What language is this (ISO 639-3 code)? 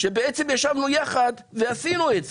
heb